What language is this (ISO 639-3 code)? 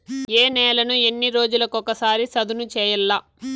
tel